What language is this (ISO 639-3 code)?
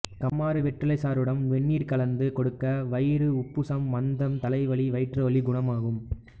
tam